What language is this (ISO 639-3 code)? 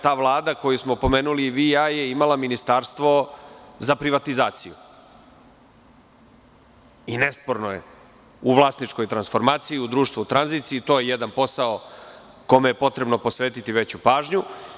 srp